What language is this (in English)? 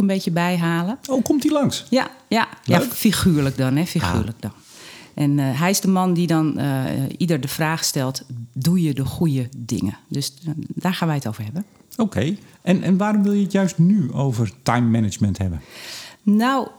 Dutch